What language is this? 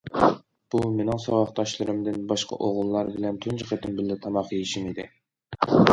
Uyghur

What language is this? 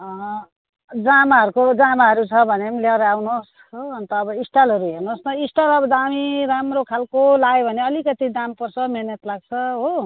Nepali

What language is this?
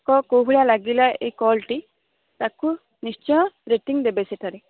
Odia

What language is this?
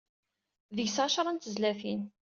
Kabyle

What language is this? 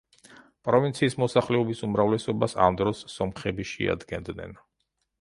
Georgian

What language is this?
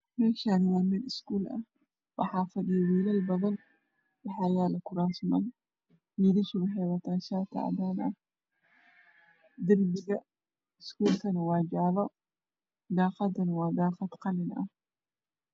Somali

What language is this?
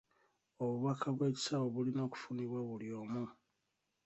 Ganda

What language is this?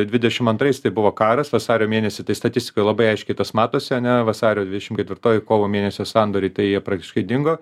Lithuanian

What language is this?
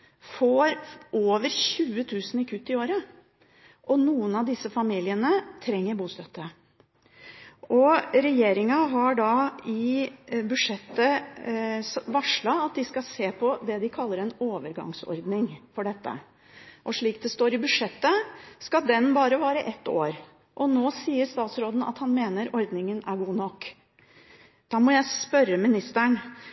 Norwegian Bokmål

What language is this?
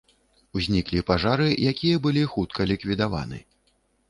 Belarusian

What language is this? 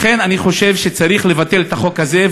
Hebrew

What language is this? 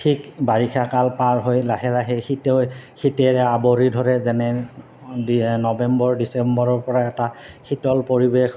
Assamese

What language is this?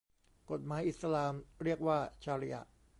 Thai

